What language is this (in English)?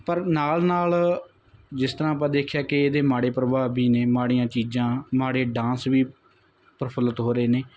Punjabi